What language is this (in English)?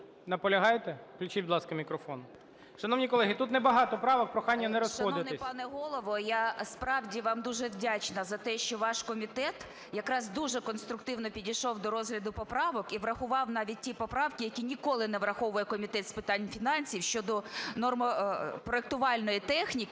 Ukrainian